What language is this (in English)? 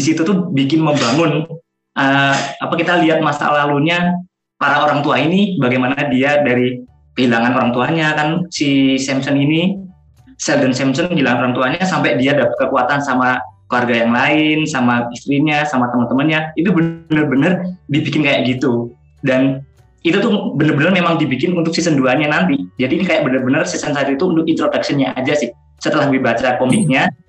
Indonesian